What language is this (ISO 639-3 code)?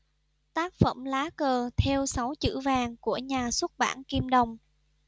vie